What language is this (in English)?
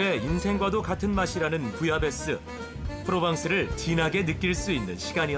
Korean